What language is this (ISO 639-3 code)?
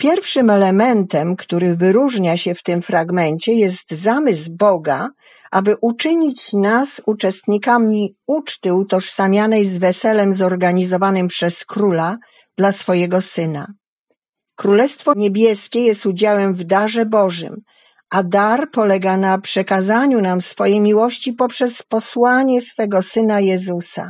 pol